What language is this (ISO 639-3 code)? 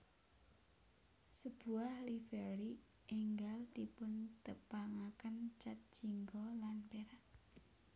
jav